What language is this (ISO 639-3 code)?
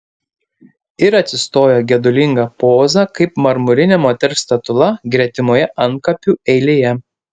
lit